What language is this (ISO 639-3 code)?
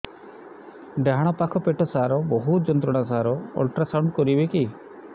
ori